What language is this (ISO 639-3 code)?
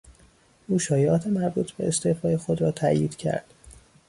fas